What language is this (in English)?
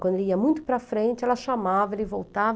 Portuguese